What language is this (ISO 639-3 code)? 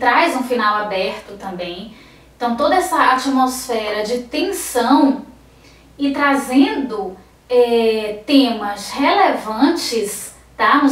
por